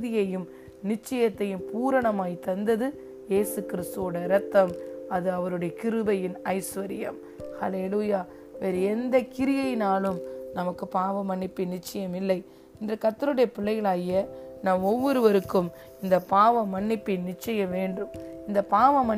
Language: Tamil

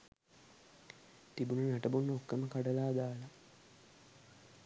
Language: Sinhala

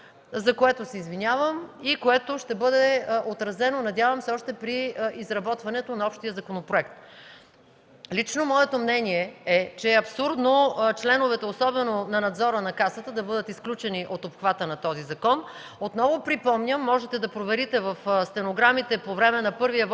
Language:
Bulgarian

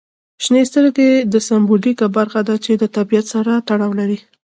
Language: Pashto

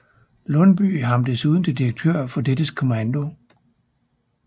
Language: Danish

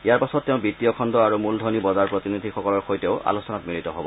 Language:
Assamese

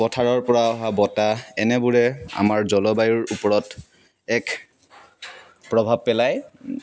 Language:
Assamese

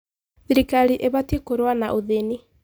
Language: Kikuyu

